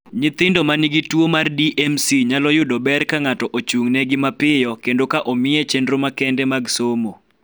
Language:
Luo (Kenya and Tanzania)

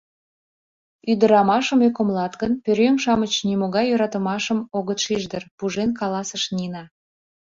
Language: Mari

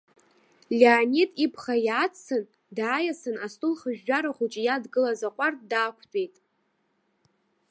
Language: Abkhazian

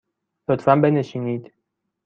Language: Persian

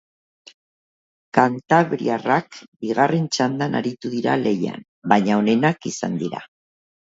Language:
Basque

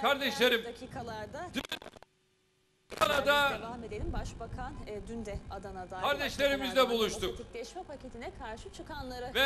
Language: Turkish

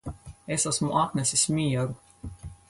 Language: Latvian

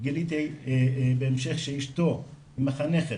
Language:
Hebrew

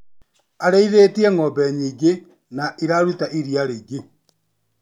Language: Kikuyu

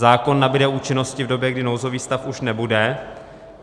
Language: Czech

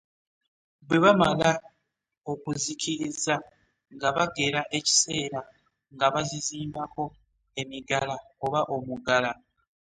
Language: Ganda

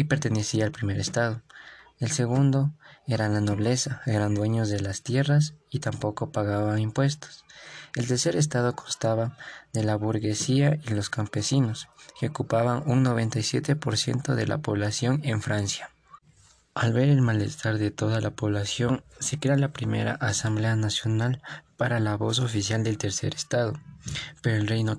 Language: Spanish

